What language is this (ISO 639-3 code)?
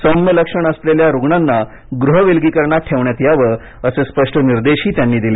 mar